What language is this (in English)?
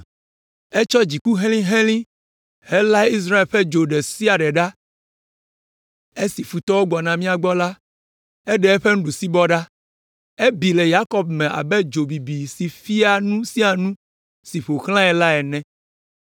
Ewe